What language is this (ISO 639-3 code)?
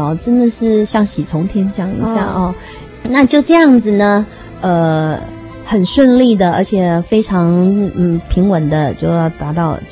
zho